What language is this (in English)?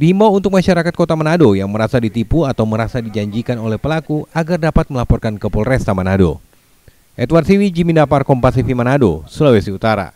Indonesian